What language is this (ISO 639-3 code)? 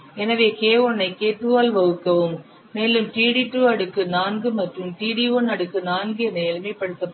tam